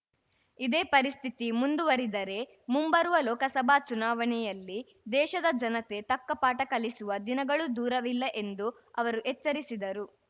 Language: Kannada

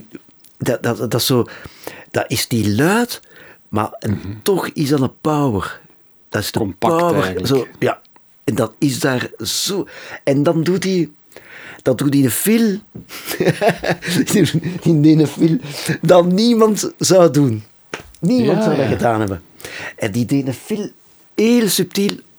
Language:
Dutch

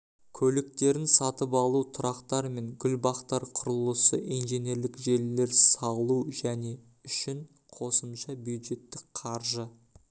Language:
Kazakh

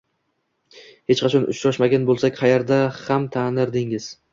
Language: Uzbek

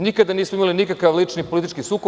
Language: Serbian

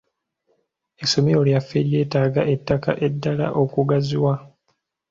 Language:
Ganda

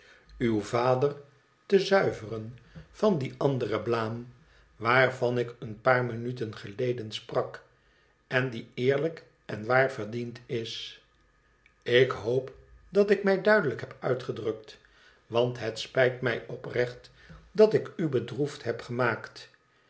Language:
Dutch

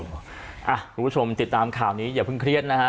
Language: Thai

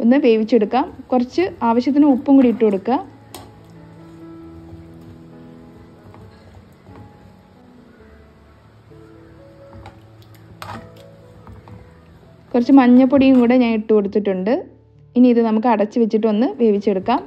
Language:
Romanian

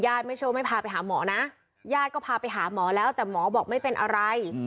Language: Thai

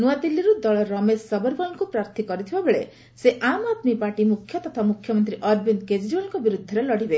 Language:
Odia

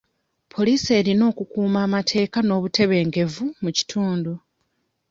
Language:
Ganda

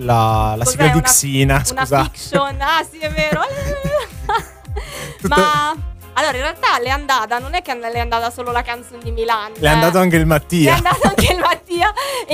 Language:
Italian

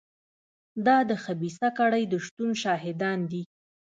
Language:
Pashto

